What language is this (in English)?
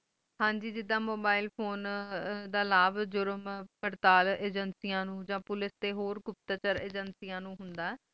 Punjabi